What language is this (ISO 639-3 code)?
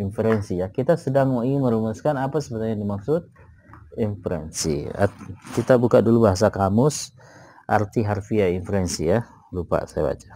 ind